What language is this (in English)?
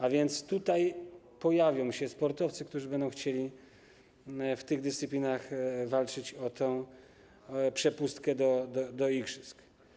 Polish